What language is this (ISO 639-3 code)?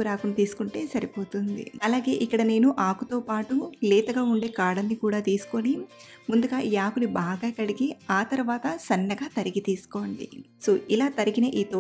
tel